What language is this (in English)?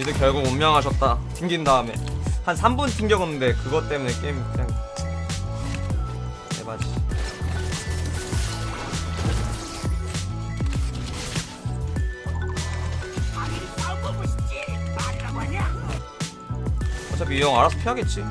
Korean